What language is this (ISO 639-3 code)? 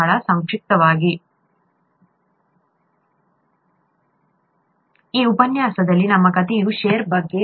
kan